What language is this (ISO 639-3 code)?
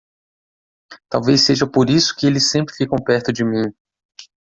por